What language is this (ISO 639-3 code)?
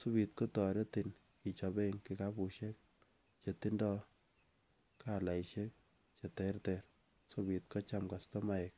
kln